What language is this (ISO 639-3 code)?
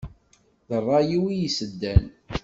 kab